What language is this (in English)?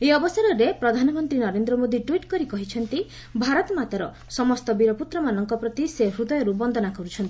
Odia